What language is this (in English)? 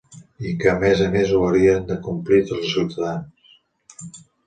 Catalan